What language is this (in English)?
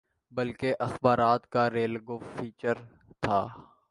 Urdu